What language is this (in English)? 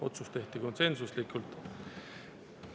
Estonian